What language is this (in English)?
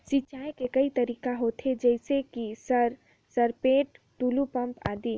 Chhattisgarhi